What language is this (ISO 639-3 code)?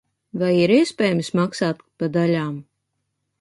lav